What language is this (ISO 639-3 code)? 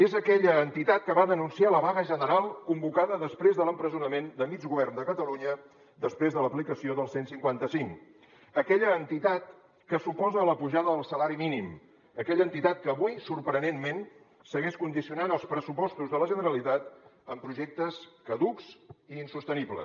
cat